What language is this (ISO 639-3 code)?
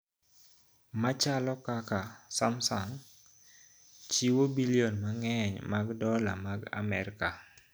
luo